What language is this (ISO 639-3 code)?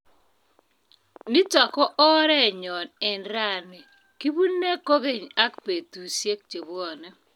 kln